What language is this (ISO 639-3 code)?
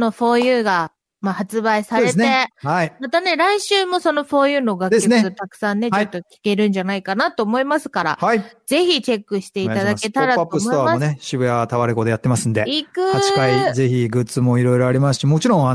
jpn